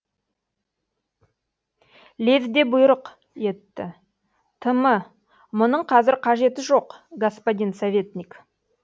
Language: Kazakh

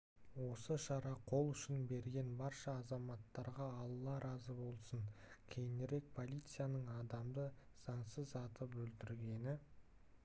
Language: Kazakh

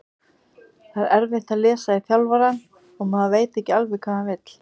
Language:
Icelandic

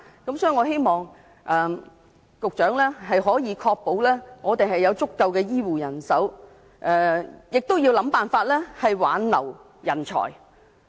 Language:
Cantonese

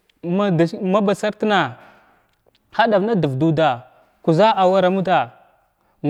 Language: Glavda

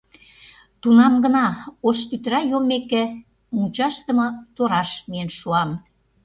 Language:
Mari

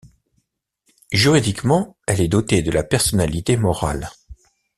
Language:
French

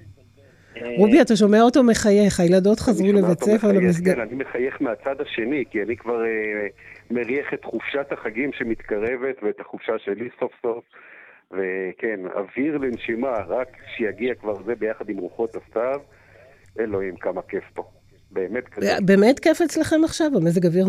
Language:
Hebrew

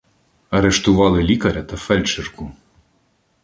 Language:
Ukrainian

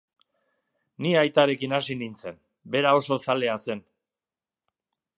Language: Basque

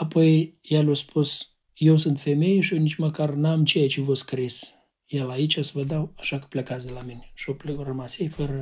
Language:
Romanian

